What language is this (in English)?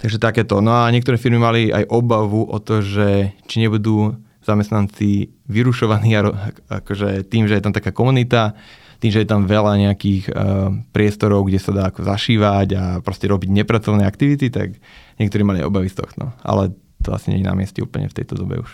Slovak